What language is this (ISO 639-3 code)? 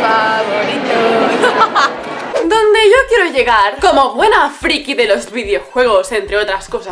spa